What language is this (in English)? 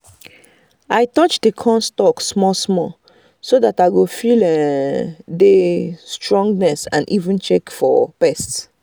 Nigerian Pidgin